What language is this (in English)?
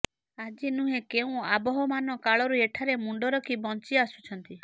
Odia